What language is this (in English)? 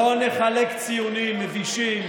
Hebrew